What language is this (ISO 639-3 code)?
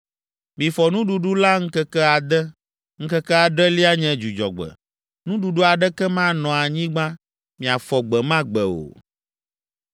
ewe